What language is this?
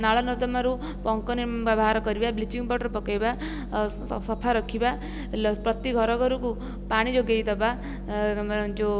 Odia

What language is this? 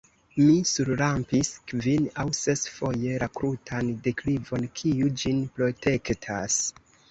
Esperanto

